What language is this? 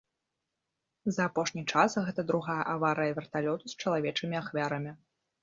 Belarusian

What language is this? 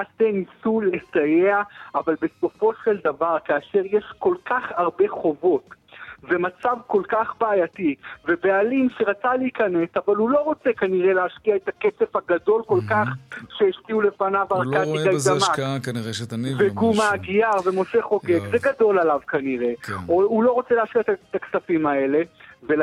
Hebrew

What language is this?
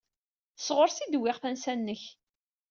Kabyle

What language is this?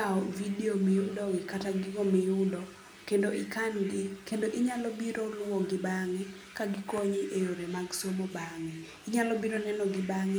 Luo (Kenya and Tanzania)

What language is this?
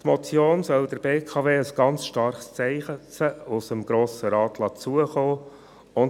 Swiss German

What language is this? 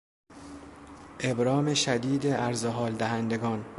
Persian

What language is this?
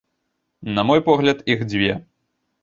Belarusian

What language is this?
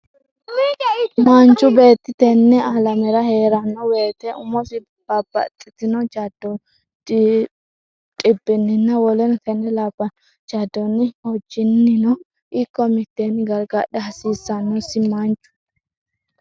Sidamo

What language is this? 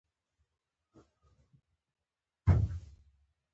Pashto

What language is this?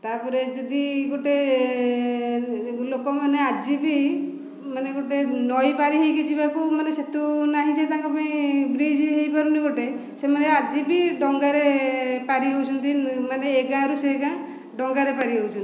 Odia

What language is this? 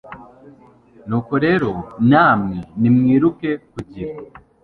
Kinyarwanda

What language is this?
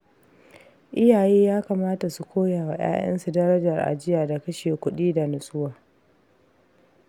Hausa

